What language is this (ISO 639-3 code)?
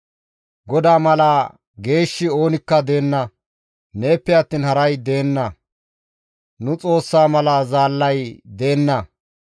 gmv